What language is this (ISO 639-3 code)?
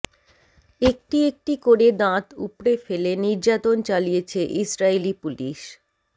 ben